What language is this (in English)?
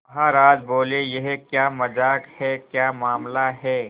Hindi